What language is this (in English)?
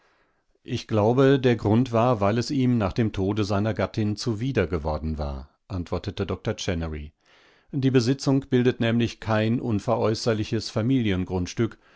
German